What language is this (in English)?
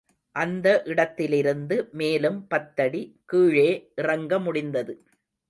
Tamil